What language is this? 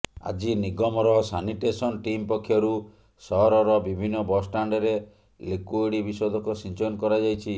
Odia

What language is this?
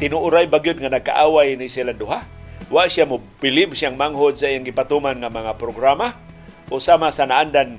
Filipino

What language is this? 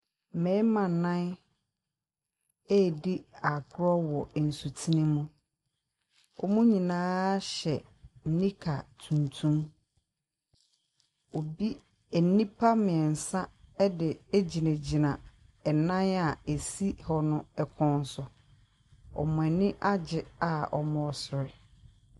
Akan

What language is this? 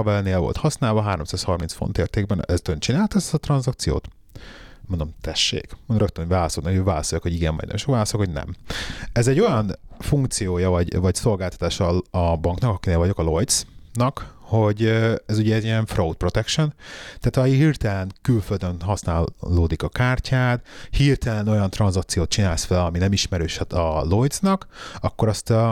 Hungarian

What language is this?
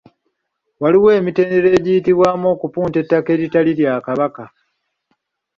Ganda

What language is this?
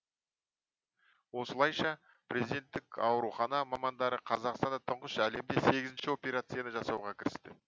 Kazakh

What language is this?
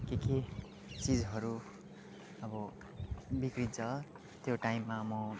Nepali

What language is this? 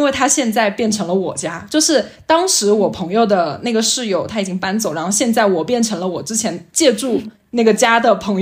Chinese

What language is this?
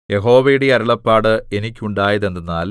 Malayalam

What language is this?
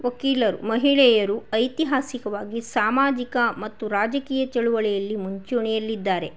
Kannada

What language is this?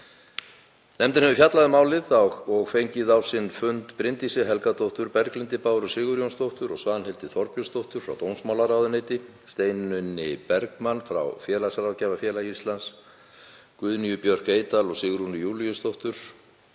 Icelandic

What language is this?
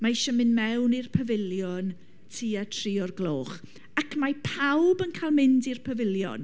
Welsh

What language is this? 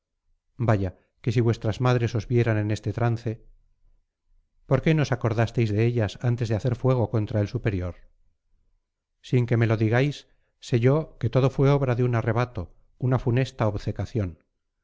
Spanish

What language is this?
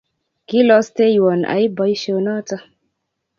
Kalenjin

